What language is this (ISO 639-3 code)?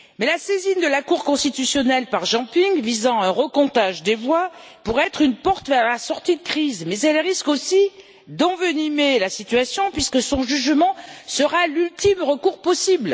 fra